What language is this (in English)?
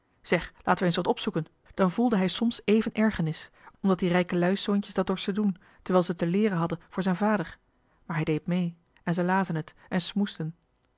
Dutch